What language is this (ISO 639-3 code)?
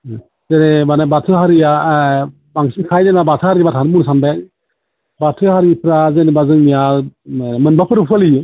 brx